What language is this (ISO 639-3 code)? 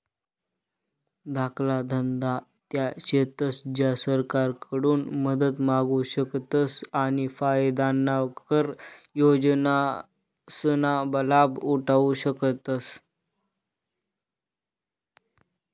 mar